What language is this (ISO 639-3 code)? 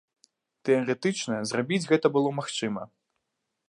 bel